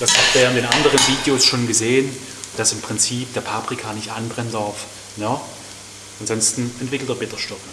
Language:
German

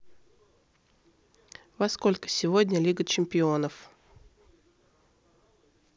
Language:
Russian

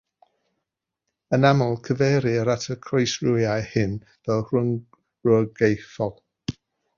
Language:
Welsh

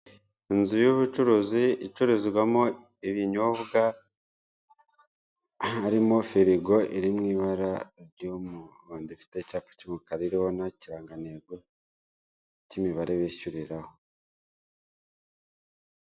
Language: Kinyarwanda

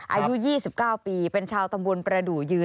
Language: Thai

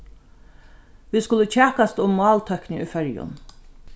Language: Faroese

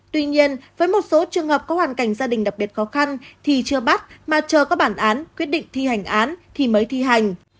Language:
Vietnamese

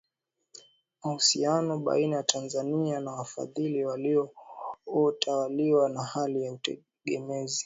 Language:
Swahili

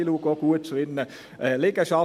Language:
Swiss German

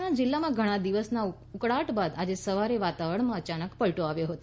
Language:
Gujarati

